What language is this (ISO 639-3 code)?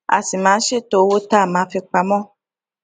yor